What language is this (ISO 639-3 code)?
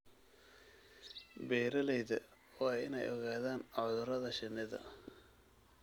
som